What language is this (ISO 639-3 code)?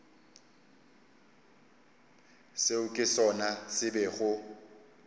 nso